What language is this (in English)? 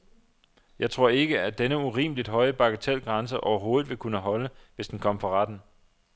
Danish